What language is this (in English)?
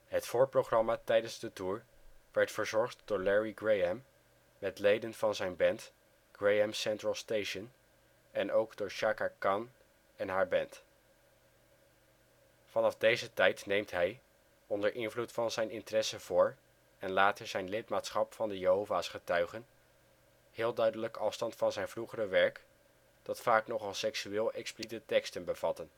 Dutch